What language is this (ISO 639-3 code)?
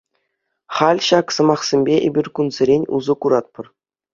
chv